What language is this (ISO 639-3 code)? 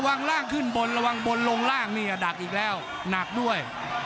tha